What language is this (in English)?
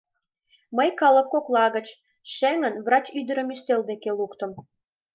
Mari